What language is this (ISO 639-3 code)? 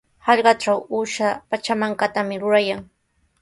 qws